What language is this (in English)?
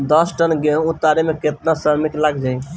Bhojpuri